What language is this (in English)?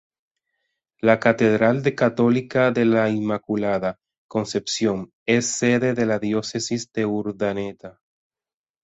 Spanish